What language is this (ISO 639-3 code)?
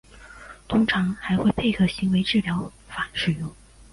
zho